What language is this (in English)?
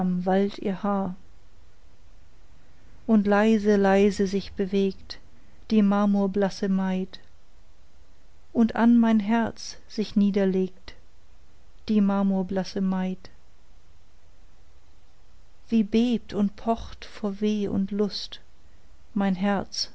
German